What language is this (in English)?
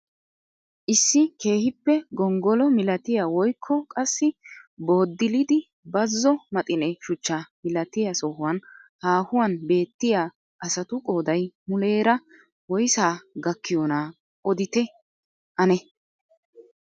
Wolaytta